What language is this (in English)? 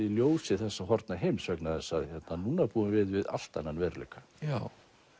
Icelandic